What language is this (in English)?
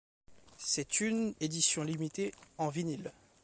French